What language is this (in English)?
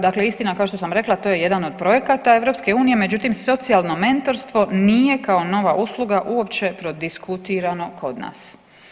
Croatian